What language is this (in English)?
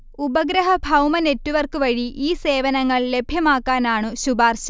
Malayalam